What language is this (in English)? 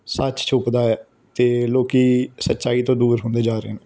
Punjabi